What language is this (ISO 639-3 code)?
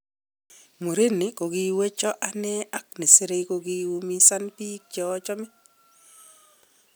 kln